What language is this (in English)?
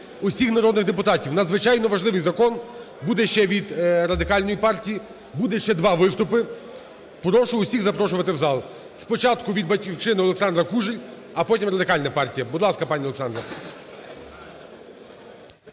Ukrainian